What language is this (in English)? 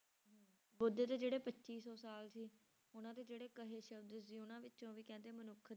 Punjabi